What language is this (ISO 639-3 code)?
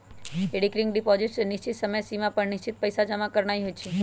mag